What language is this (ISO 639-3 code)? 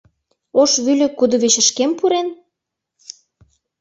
chm